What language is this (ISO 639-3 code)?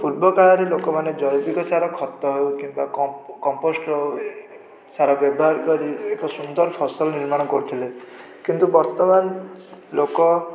ori